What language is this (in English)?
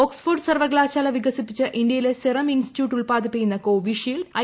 Malayalam